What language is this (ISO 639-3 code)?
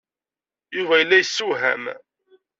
kab